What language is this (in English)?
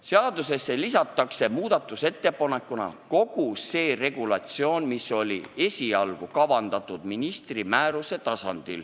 Estonian